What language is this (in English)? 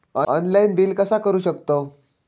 Marathi